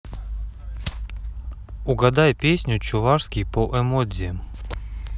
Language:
Russian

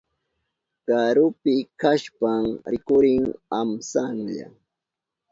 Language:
Southern Pastaza Quechua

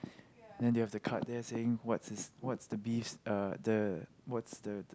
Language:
English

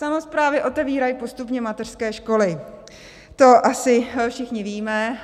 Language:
Czech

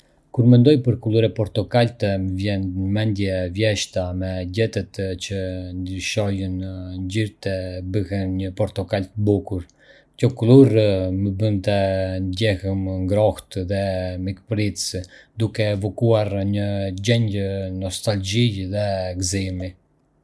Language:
Arbëreshë Albanian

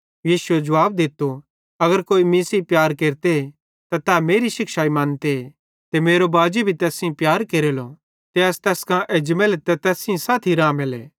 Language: Bhadrawahi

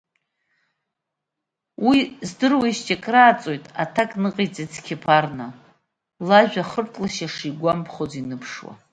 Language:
Abkhazian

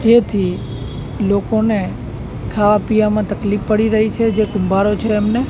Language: Gujarati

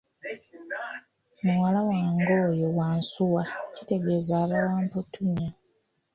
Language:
Ganda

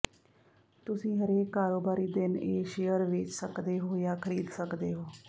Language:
Punjabi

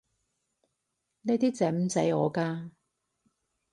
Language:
Cantonese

